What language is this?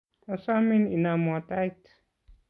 Kalenjin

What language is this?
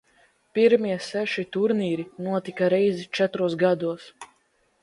Latvian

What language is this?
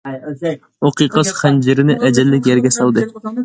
Uyghur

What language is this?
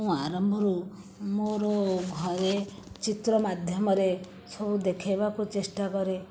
Odia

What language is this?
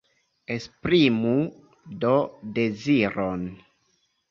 Esperanto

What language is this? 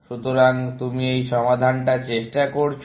Bangla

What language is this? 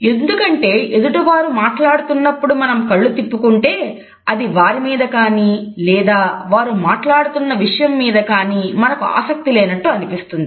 Telugu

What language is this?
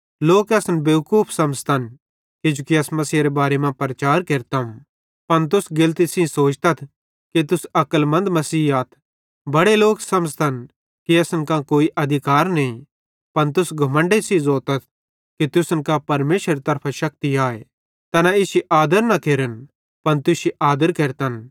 Bhadrawahi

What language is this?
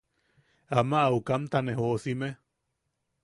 Yaqui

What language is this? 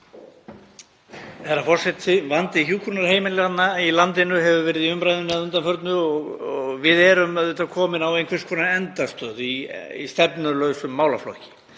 Icelandic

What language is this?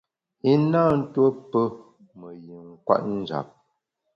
Bamun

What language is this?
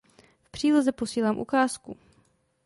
Czech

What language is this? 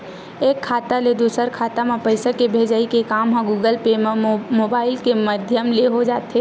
Chhattisgarhi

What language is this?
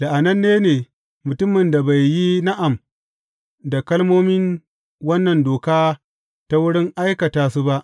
Hausa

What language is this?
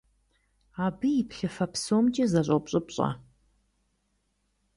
Kabardian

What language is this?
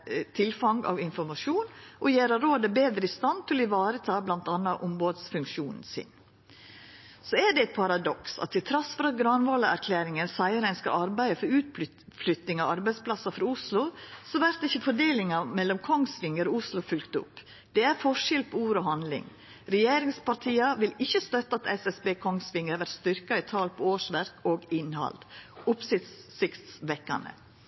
Norwegian Nynorsk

